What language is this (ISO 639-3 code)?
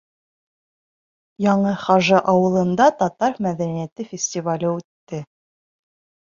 bak